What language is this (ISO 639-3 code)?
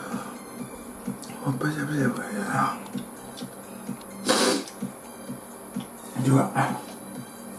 jpn